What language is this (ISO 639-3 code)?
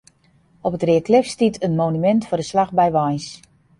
fry